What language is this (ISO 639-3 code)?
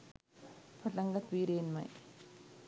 sin